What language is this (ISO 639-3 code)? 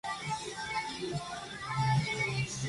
spa